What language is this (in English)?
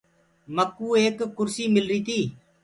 Gurgula